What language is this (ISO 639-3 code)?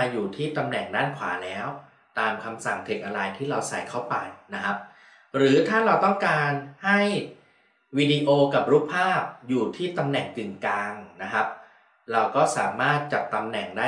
tha